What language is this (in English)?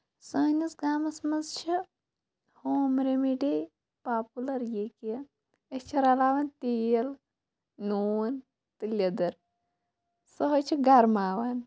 Kashmiri